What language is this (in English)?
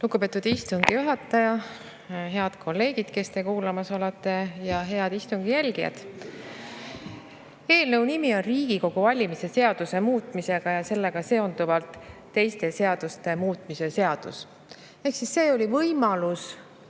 Estonian